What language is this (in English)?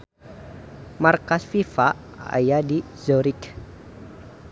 Sundanese